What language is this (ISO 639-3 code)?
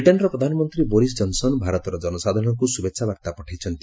ori